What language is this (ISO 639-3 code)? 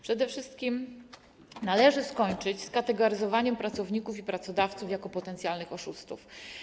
pol